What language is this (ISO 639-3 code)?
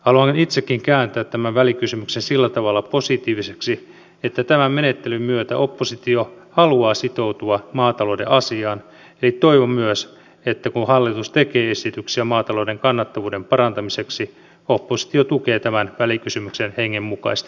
fin